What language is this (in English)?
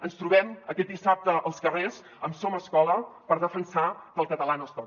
Catalan